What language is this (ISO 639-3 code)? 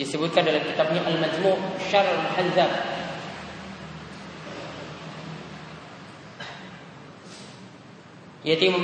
ind